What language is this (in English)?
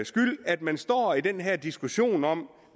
Danish